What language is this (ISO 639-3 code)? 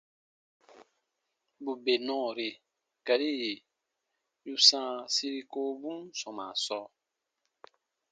bba